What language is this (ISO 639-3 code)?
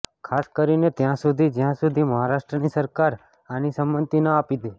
guj